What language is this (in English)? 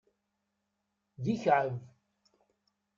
Kabyle